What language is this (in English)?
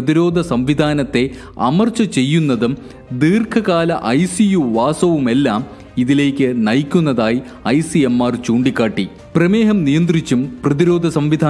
English